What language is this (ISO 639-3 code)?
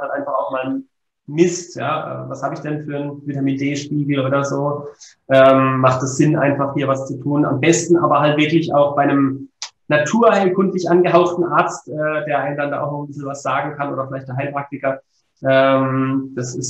deu